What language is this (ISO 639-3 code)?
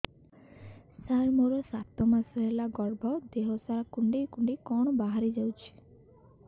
ori